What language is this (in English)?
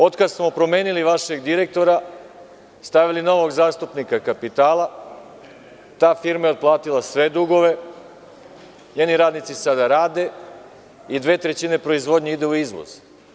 Serbian